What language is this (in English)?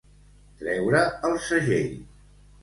Catalan